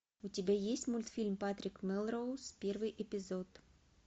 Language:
Russian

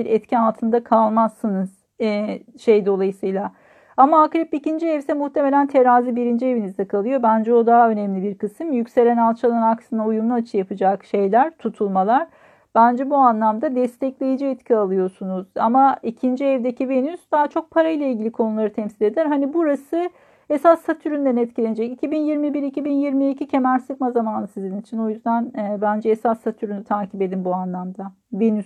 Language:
Turkish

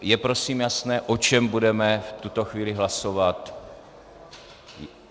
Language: Czech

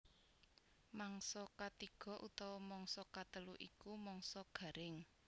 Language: Javanese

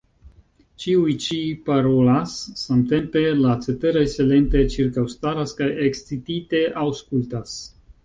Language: Esperanto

